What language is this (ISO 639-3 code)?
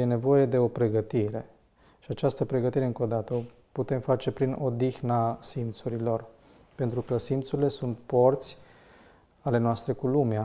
ron